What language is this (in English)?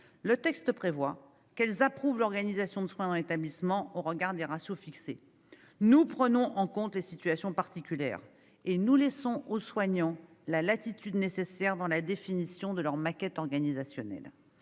French